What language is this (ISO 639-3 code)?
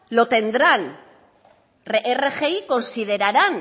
spa